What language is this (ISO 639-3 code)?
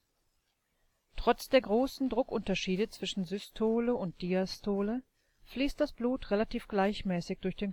deu